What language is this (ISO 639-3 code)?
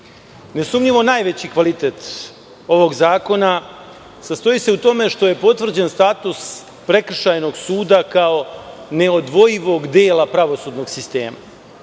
srp